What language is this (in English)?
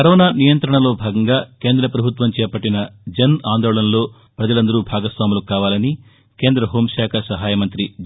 Telugu